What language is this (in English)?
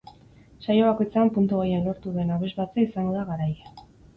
Basque